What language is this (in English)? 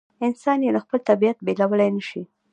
Pashto